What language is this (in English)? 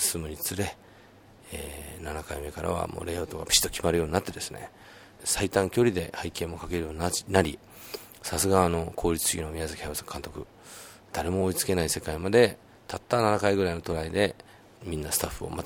Japanese